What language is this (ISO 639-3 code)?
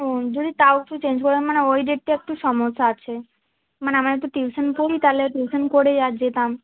ben